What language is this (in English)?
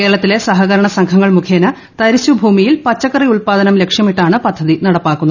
Malayalam